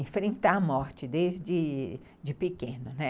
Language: Portuguese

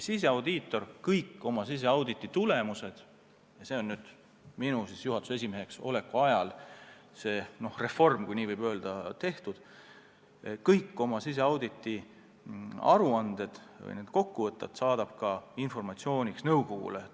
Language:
Estonian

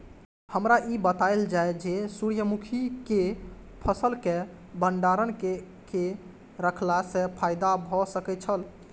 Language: Maithili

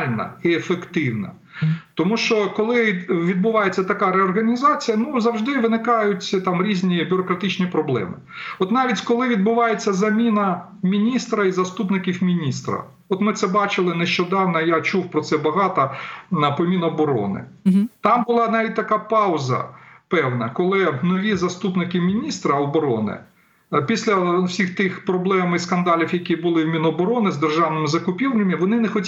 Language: Ukrainian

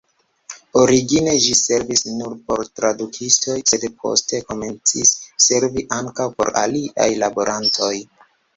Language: Esperanto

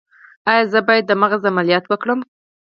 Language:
Pashto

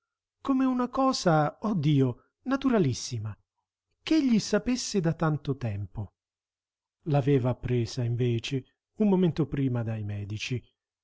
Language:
Italian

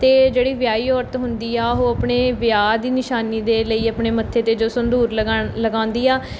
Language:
Punjabi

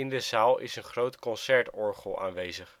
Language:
Dutch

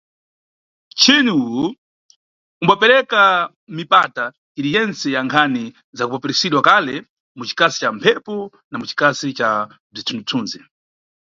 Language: Nyungwe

